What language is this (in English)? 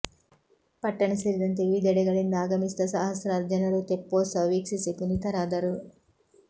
Kannada